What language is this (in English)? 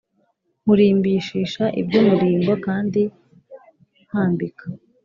Kinyarwanda